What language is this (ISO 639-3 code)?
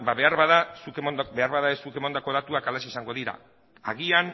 eus